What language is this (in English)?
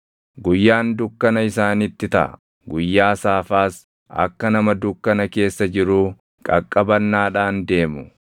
Oromo